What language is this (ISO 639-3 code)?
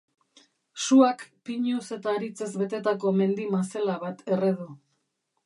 eus